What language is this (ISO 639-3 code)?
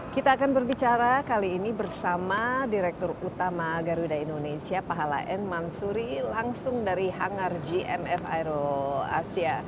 ind